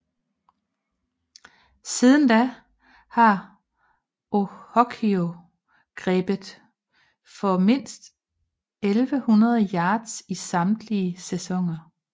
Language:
Danish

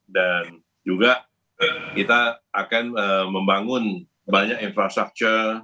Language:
Indonesian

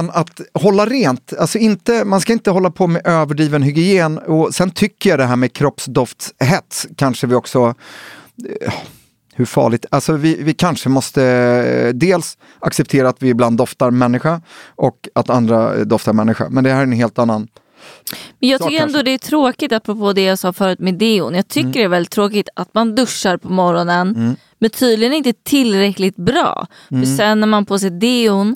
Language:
Swedish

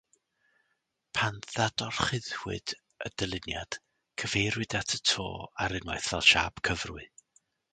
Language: Welsh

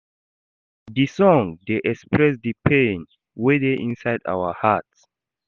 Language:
Nigerian Pidgin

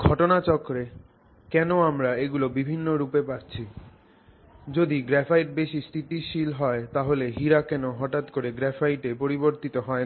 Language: Bangla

